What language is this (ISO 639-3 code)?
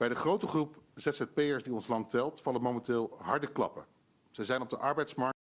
nld